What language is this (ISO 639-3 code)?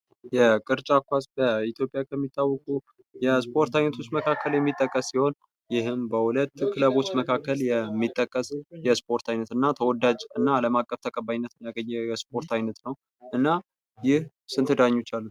amh